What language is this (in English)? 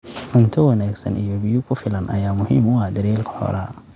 Somali